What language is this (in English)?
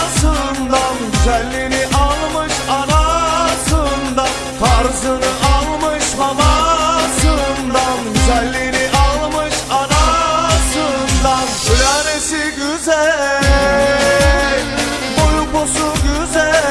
Turkish